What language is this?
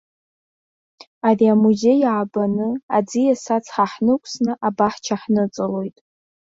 Abkhazian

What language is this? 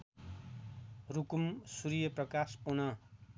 Nepali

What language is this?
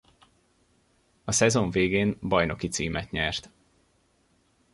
Hungarian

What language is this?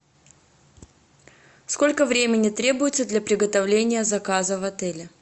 Russian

